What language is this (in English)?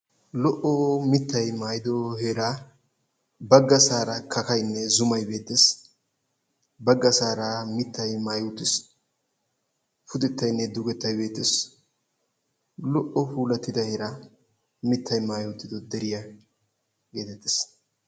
Wolaytta